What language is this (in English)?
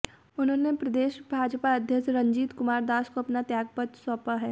Hindi